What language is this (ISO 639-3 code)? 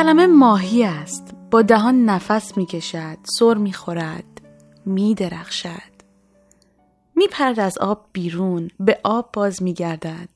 fas